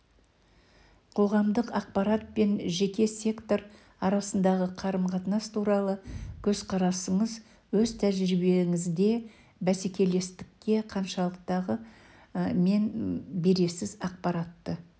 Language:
Kazakh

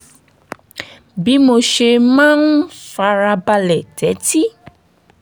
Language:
Yoruba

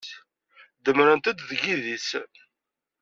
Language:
Kabyle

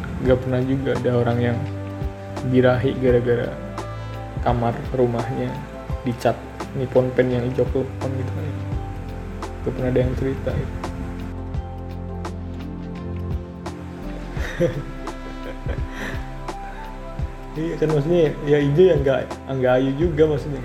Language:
Indonesian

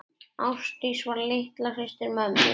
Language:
Icelandic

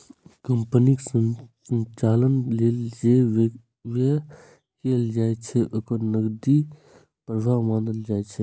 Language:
Maithili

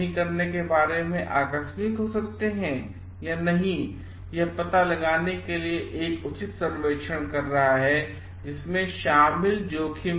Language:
Hindi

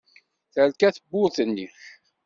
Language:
Kabyle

